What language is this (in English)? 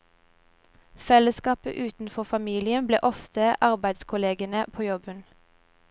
Norwegian